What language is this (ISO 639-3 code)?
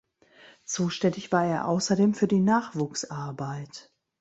deu